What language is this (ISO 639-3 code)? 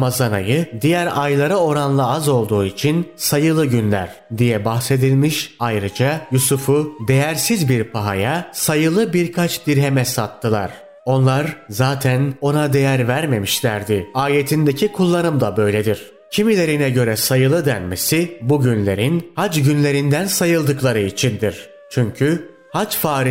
tur